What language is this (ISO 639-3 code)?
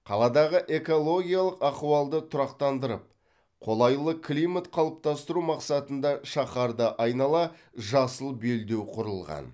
kaz